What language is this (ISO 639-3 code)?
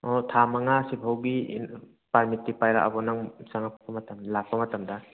mni